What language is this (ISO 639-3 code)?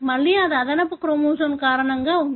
tel